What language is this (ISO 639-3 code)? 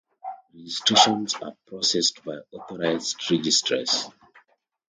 eng